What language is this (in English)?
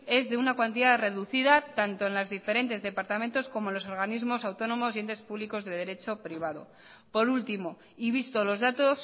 Spanish